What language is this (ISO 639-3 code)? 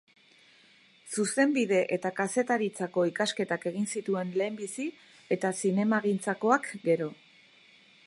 eus